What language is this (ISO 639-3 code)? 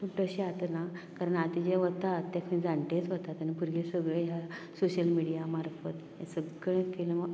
kok